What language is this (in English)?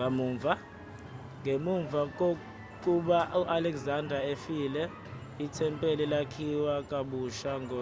Zulu